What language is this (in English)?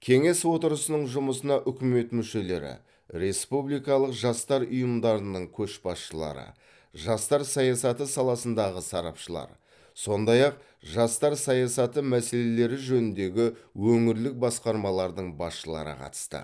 Kazakh